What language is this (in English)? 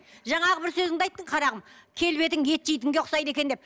Kazakh